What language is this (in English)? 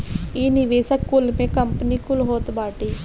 Bhojpuri